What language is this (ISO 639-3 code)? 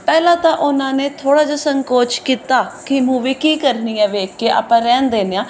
pan